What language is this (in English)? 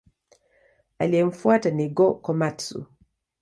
Swahili